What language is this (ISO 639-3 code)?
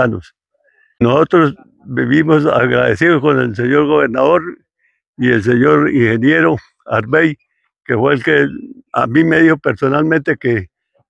spa